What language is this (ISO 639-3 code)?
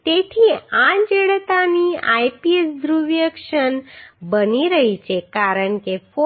guj